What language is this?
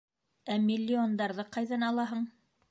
Bashkir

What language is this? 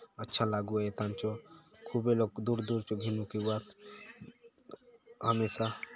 Halbi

